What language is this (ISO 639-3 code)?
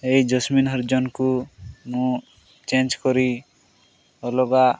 ori